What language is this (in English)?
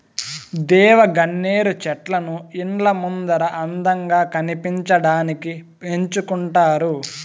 Telugu